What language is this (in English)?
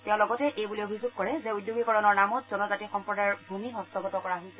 Assamese